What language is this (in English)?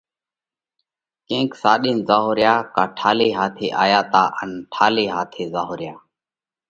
Parkari Koli